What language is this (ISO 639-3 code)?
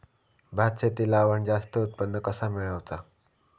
mar